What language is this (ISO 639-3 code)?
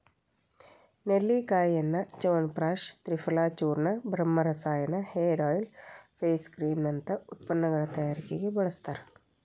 kan